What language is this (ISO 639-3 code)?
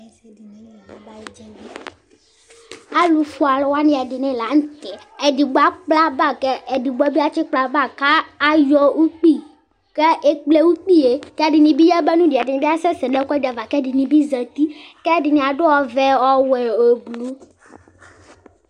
kpo